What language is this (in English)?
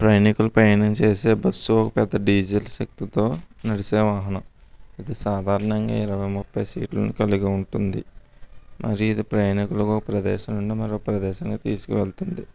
Telugu